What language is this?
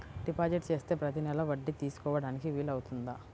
Telugu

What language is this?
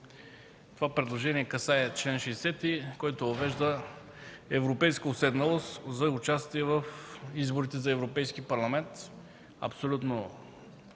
Bulgarian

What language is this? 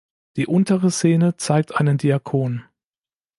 German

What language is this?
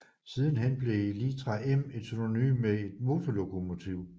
Danish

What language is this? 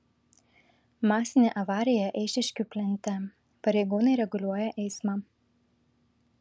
Lithuanian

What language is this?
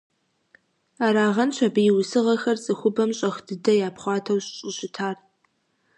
Kabardian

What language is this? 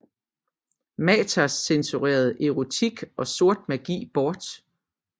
Danish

